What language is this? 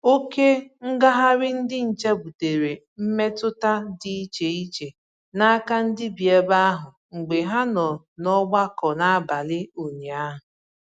Igbo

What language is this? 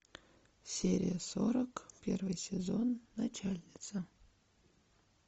Russian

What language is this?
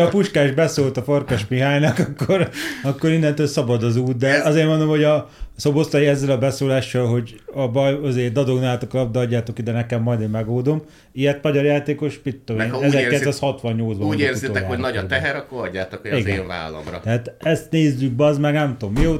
Hungarian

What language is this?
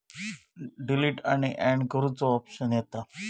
Marathi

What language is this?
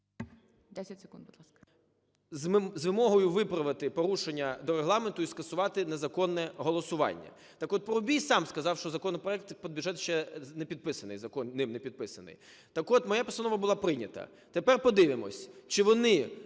Ukrainian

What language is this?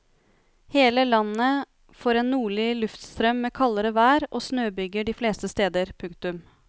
Norwegian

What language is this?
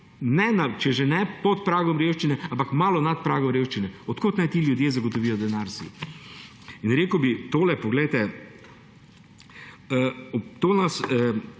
Slovenian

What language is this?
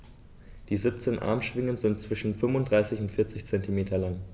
German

